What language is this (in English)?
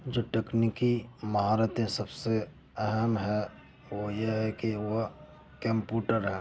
Urdu